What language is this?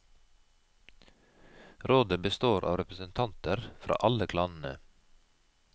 Norwegian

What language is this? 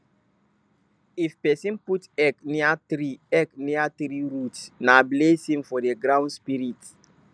Nigerian Pidgin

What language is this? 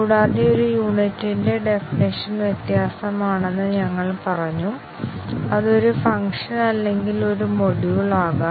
Malayalam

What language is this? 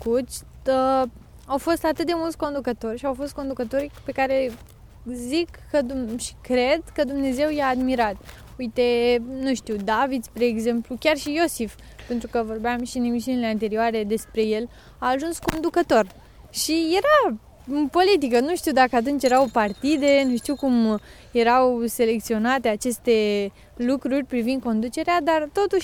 Romanian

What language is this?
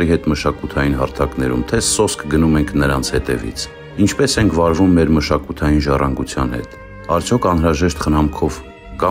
Romanian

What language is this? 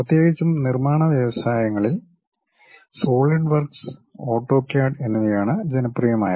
Malayalam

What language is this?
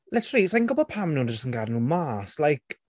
Welsh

